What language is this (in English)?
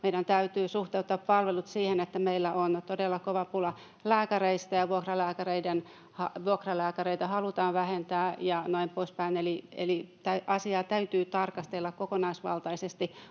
Finnish